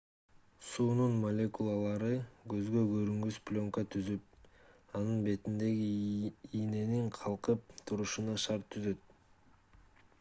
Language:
Kyrgyz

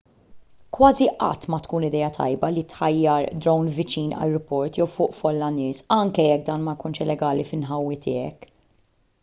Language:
Maltese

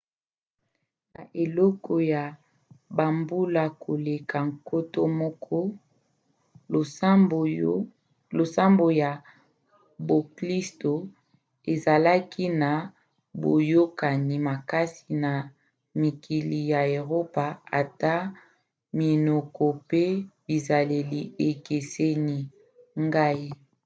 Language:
Lingala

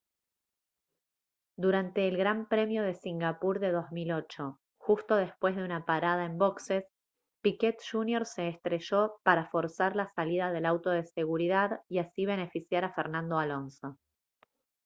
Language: Spanish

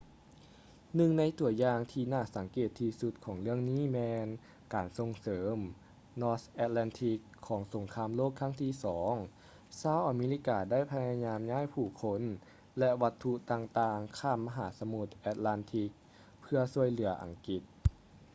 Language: Lao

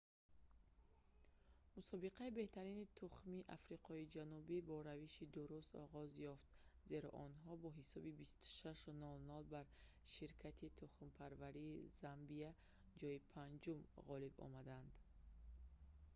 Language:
Tajik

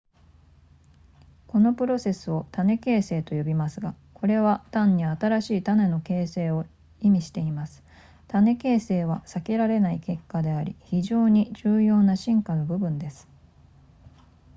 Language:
Japanese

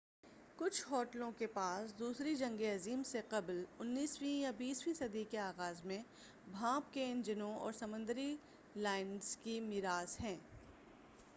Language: Urdu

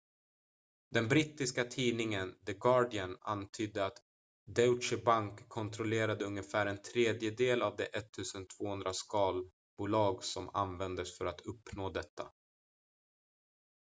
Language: Swedish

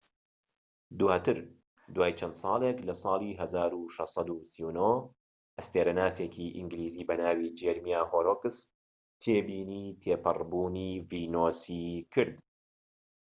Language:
Central Kurdish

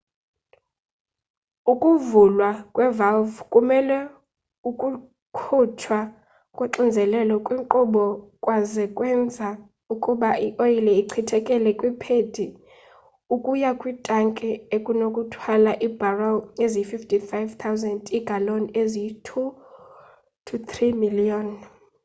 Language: Xhosa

